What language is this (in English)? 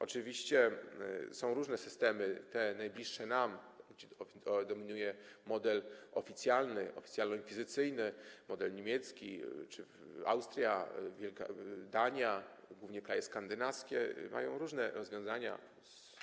Polish